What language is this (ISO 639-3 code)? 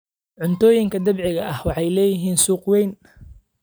som